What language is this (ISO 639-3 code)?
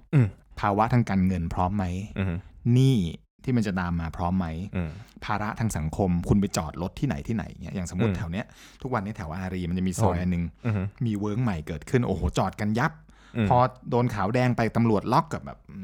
tha